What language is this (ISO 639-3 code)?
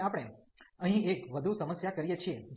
guj